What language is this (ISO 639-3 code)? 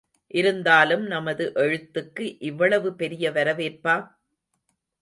tam